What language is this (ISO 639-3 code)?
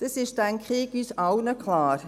gsw